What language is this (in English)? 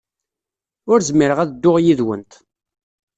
Kabyle